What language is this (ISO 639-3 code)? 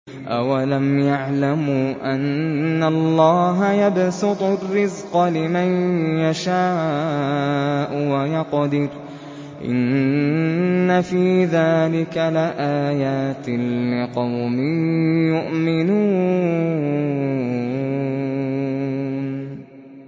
ara